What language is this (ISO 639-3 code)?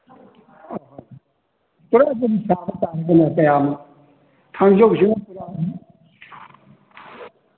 mni